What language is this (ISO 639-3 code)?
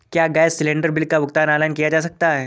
hin